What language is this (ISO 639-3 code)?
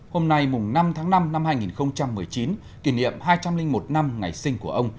vie